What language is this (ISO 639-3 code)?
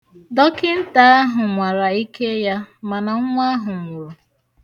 ibo